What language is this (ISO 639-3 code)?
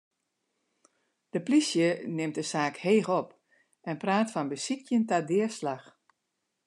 fry